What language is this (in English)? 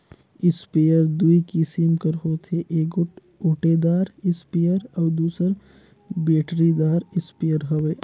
Chhattisgarhi